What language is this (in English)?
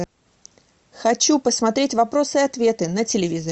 Russian